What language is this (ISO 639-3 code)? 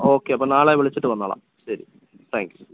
mal